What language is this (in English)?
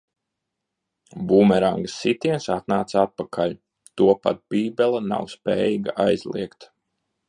Latvian